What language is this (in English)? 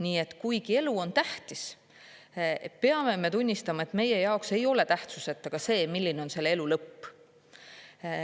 Estonian